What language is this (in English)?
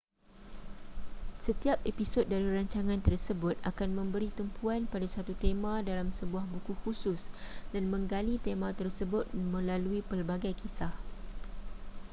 Malay